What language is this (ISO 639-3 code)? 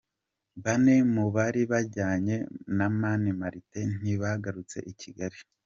kin